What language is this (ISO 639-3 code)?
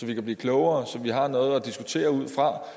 dan